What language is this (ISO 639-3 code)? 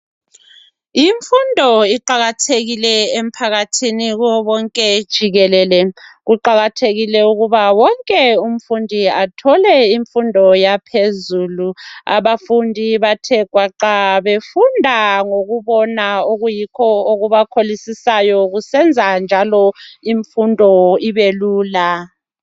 nde